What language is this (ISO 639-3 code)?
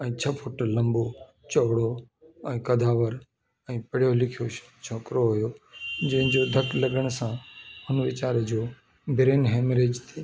snd